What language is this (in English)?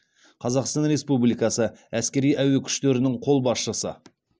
Kazakh